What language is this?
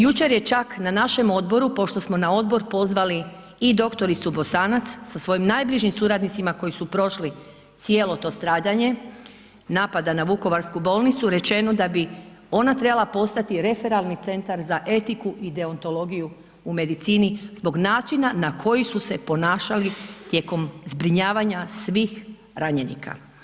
Croatian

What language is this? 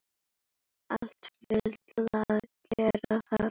Icelandic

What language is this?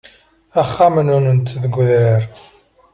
Kabyle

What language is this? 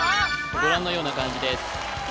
Japanese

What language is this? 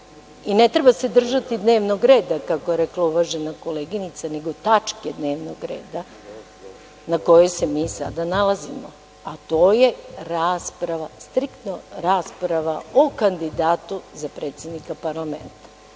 Serbian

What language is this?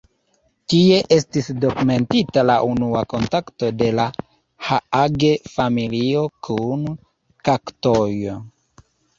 Esperanto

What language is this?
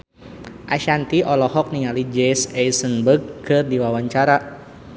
Sundanese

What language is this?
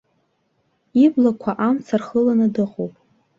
Abkhazian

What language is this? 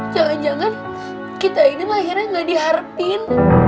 Indonesian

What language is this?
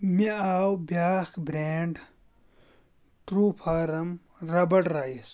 Kashmiri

